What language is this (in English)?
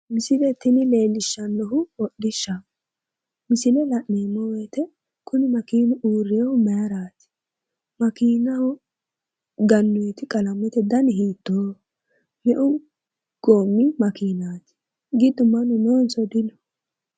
Sidamo